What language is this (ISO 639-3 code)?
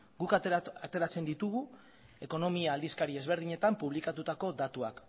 eus